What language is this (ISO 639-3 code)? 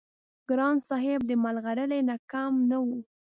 pus